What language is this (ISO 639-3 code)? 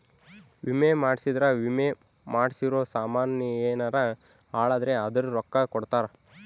kan